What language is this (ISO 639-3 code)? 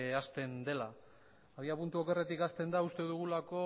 eus